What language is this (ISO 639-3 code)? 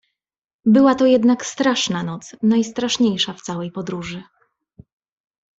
pol